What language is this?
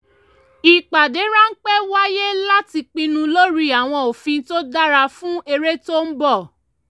Yoruba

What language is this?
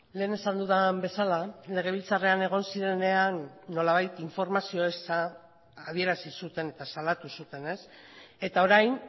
Basque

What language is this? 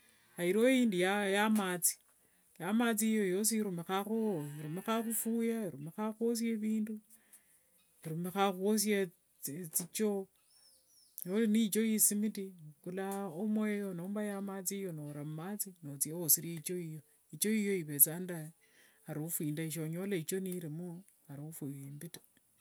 Wanga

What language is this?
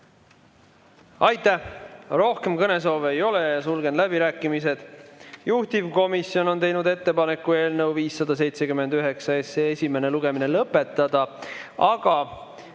Estonian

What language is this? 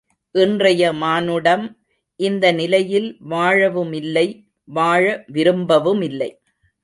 Tamil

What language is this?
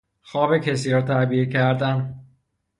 Persian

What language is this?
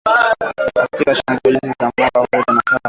Swahili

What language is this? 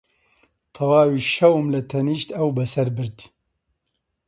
Central Kurdish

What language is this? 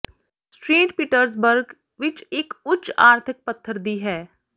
Punjabi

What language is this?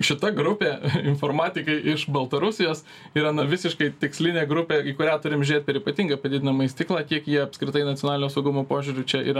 Lithuanian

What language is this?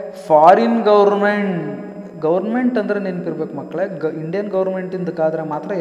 Kannada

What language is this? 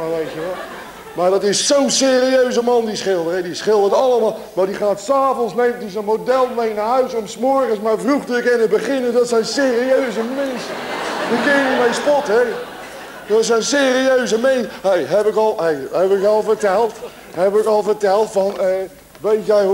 Dutch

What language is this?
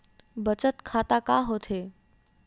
Chhattisgarhi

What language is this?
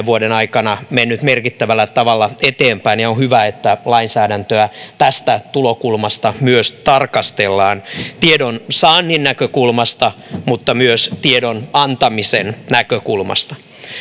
Finnish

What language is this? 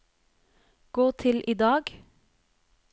Norwegian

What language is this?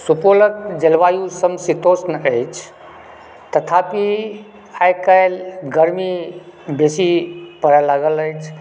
Maithili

